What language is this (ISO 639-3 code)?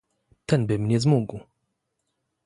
pol